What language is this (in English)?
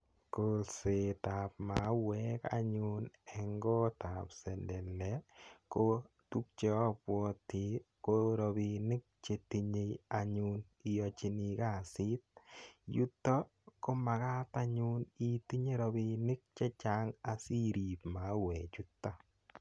Kalenjin